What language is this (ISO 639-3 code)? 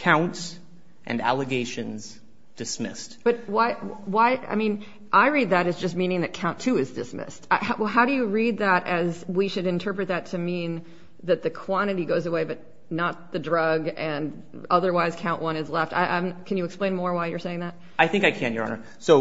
eng